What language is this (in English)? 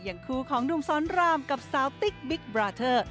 Thai